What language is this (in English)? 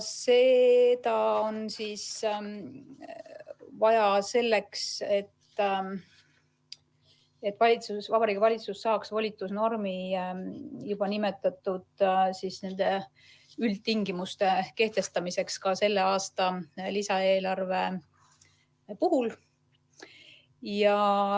Estonian